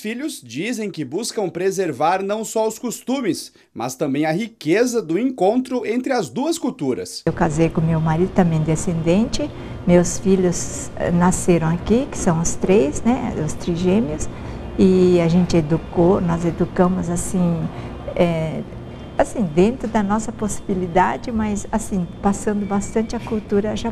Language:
Portuguese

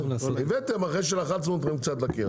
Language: Hebrew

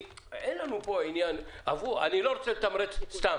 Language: Hebrew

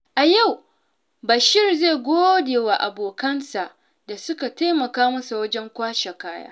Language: Hausa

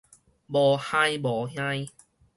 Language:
Min Nan Chinese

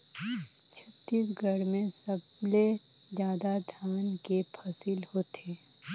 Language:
Chhattisgarhi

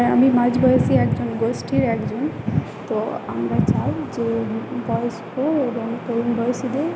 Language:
Bangla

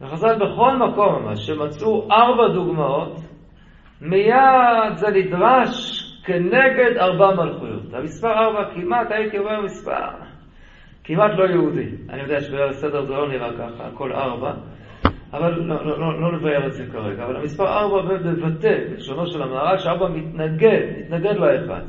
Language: Hebrew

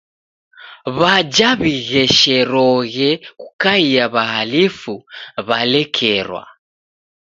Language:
Taita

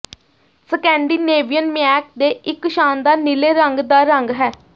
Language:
Punjabi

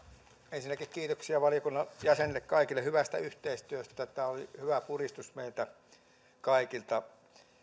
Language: Finnish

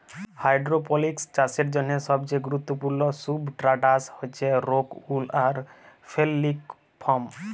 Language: Bangla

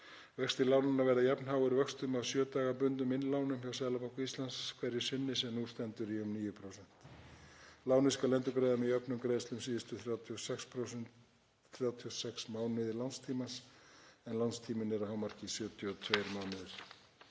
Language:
Icelandic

